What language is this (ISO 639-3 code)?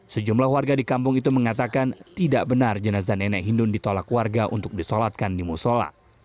ind